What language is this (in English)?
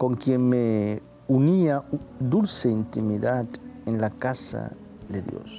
Spanish